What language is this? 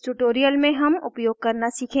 Hindi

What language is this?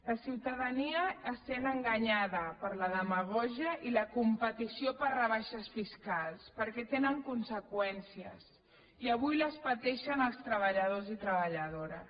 Catalan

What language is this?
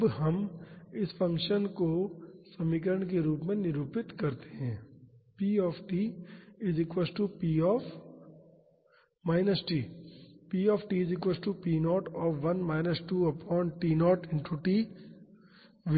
Hindi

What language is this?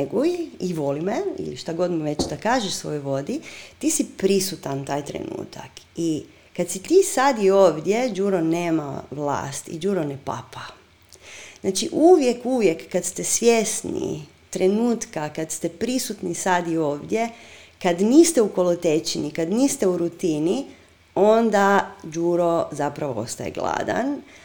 Croatian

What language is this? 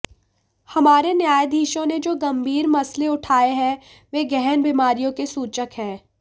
Hindi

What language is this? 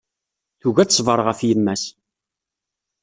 Kabyle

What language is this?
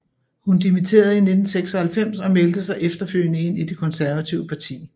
Danish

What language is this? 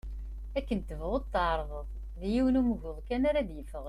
Kabyle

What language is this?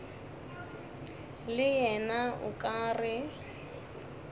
Northern Sotho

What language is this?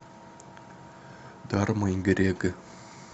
Russian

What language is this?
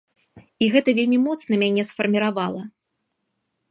Belarusian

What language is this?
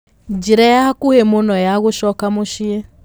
Kikuyu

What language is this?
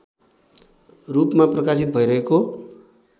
Nepali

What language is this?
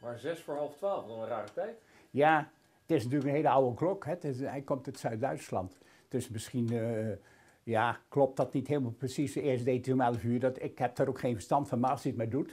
Dutch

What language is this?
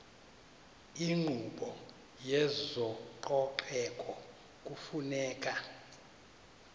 Xhosa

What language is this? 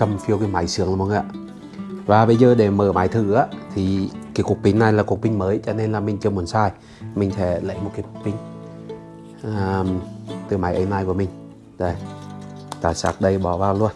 Vietnamese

